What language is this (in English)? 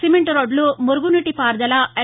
Telugu